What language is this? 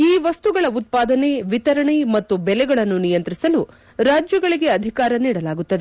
Kannada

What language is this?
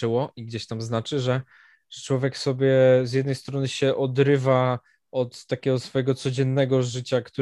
Polish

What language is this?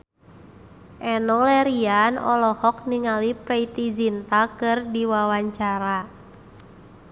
Sundanese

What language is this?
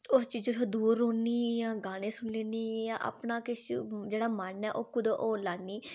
Dogri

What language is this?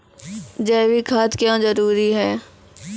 Maithili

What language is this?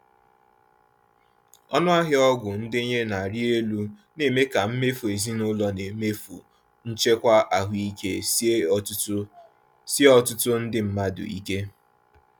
Igbo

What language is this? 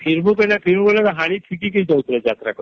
Odia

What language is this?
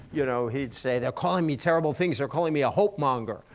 English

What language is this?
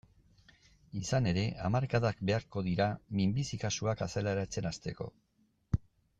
Basque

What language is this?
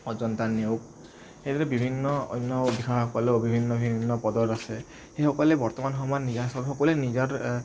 Assamese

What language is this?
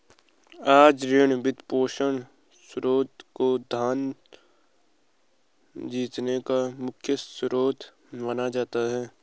Hindi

